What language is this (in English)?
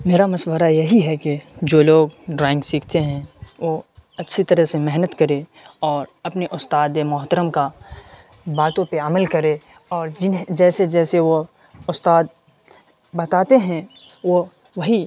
Urdu